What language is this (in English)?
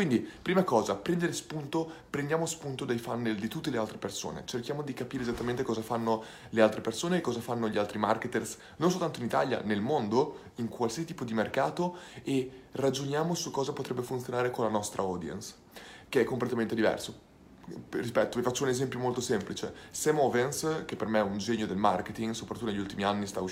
Italian